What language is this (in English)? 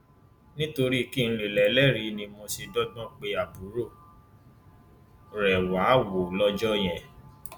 Yoruba